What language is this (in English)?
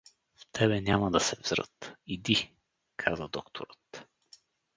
Bulgarian